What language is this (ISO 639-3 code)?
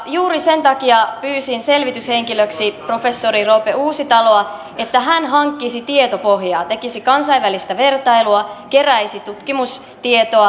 fin